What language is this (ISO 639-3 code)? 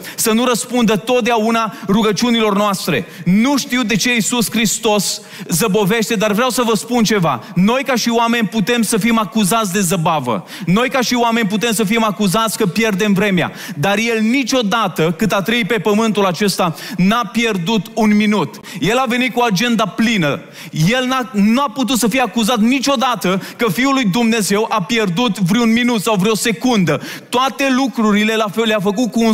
ron